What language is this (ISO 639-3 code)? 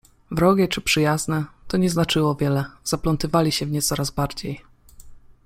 pol